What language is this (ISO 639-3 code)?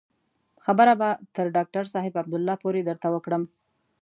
pus